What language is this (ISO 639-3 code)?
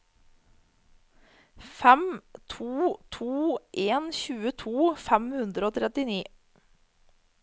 nor